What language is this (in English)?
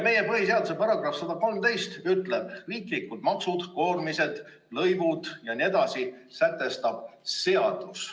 Estonian